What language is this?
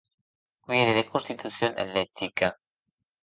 Occitan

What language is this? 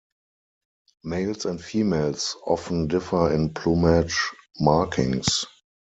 English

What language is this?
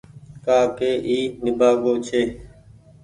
Goaria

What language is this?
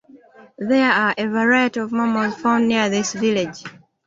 English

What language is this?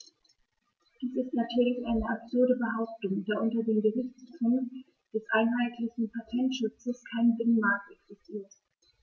German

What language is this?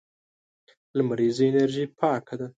Pashto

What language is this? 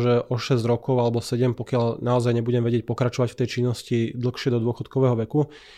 Slovak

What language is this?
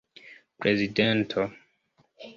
Esperanto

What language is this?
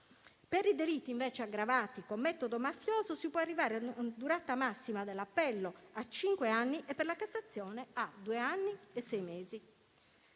Italian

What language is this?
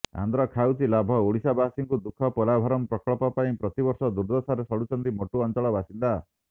Odia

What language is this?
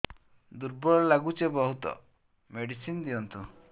Odia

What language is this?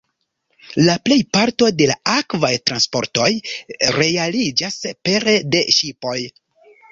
Esperanto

